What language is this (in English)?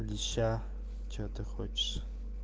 Russian